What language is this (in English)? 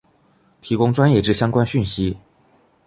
Chinese